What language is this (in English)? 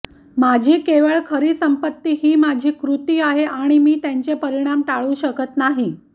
Marathi